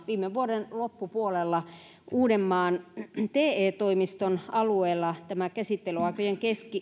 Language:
Finnish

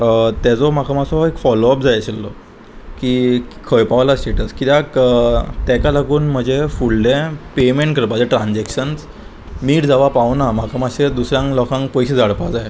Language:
Konkani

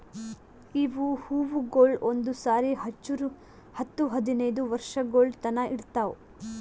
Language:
Kannada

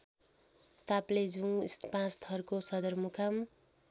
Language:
Nepali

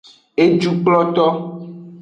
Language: Aja (Benin)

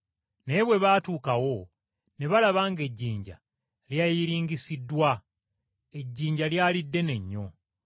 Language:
Ganda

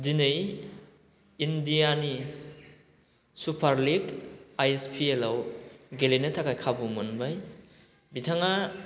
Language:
Bodo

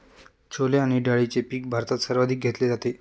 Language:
Marathi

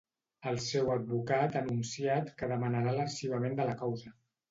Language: Catalan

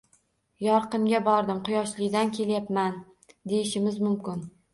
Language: Uzbek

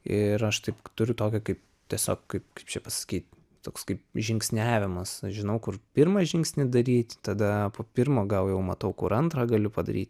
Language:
Lithuanian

